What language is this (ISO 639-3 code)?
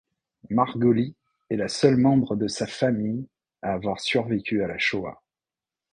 fra